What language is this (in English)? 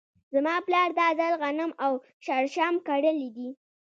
Pashto